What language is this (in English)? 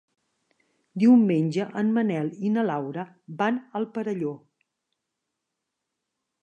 Catalan